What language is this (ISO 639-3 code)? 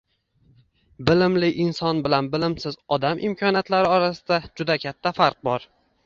uzb